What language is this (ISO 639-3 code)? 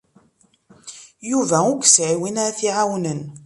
kab